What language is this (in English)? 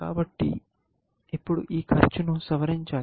Telugu